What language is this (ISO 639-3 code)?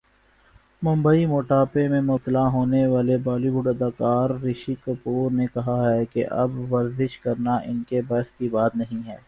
urd